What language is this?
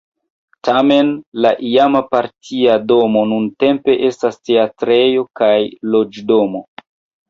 Esperanto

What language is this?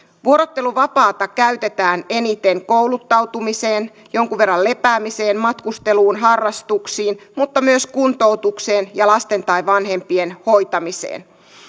Finnish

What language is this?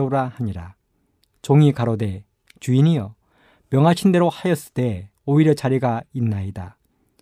Korean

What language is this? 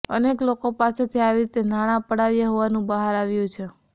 Gujarati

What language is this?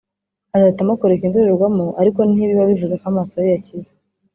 Kinyarwanda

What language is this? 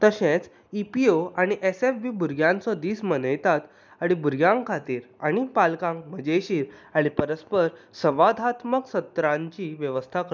Konkani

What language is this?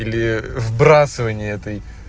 Russian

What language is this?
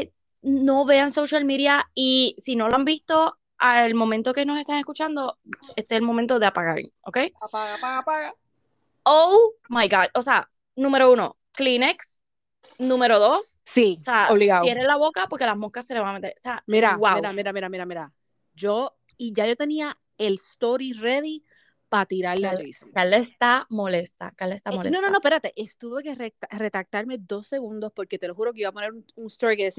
Spanish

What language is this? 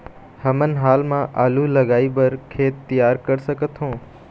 Chhattisgarhi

